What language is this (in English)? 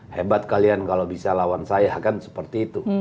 Indonesian